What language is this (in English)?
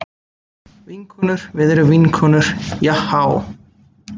Icelandic